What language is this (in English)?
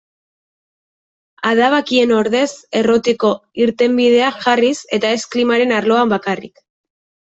Basque